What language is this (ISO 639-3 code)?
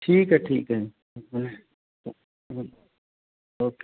pan